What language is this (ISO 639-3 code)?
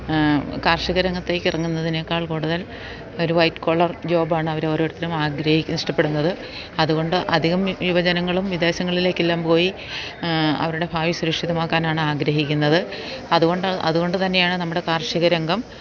mal